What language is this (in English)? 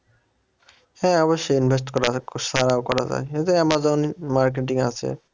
Bangla